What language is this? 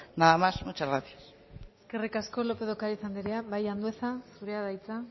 Basque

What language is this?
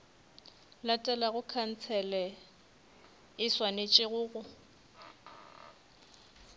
Northern Sotho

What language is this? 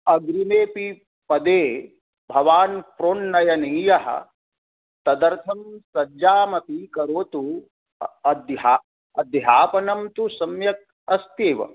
Sanskrit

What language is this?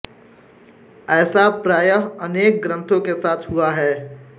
Hindi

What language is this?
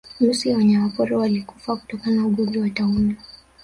Swahili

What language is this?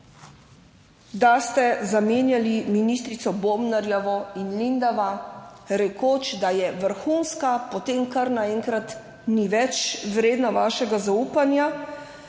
Slovenian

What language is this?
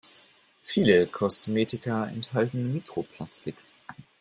German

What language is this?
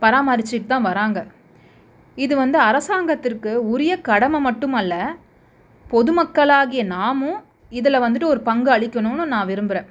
Tamil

